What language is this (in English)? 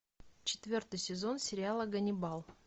Russian